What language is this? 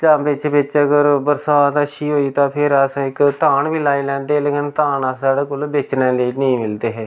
Dogri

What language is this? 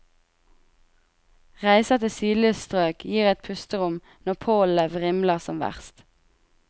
Norwegian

